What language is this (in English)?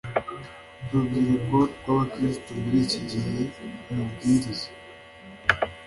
Kinyarwanda